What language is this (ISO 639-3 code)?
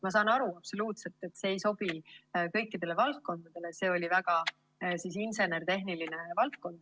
est